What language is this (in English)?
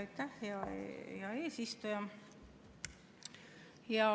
Estonian